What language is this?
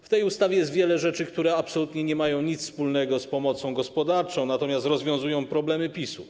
Polish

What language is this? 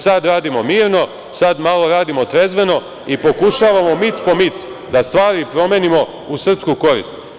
Serbian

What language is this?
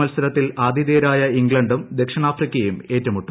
Malayalam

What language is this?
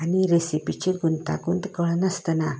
Konkani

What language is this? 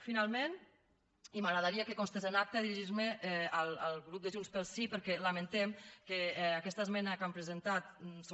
Catalan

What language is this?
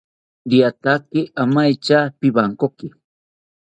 South Ucayali Ashéninka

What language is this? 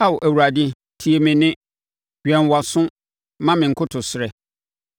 Akan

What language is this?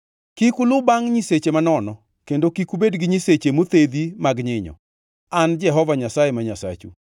Luo (Kenya and Tanzania)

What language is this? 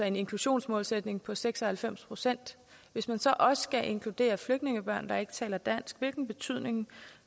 Danish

